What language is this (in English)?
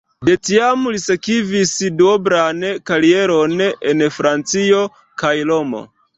Esperanto